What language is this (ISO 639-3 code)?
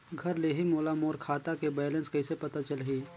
hne